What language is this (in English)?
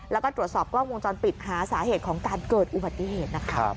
Thai